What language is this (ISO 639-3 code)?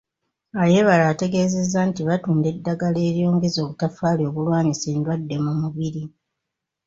lug